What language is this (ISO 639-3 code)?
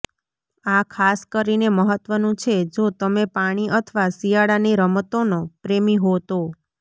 guj